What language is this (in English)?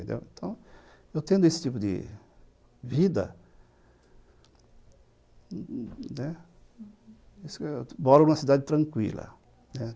Portuguese